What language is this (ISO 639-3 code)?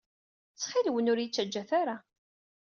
kab